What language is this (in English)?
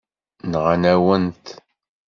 Kabyle